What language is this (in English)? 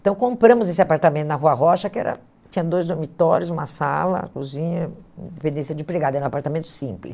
Portuguese